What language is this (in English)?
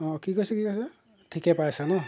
Assamese